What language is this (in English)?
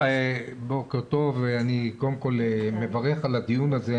Hebrew